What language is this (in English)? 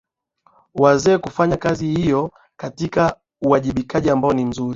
Swahili